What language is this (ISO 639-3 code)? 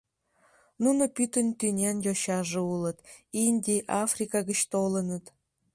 chm